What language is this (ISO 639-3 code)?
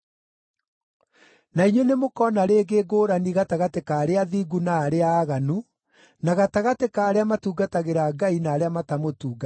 kik